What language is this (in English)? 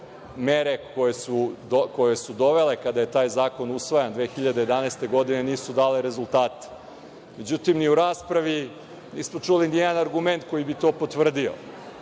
Serbian